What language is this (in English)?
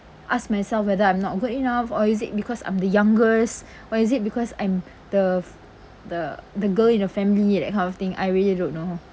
English